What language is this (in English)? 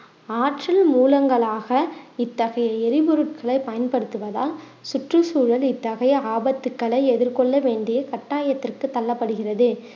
Tamil